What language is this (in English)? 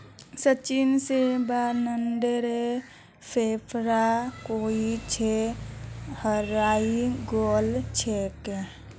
Magahi